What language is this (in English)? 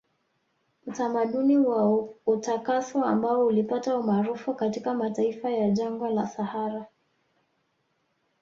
Swahili